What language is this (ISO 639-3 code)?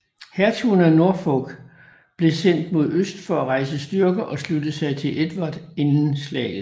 dan